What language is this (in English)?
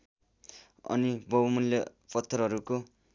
Nepali